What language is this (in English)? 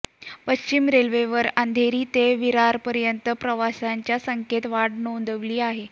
Marathi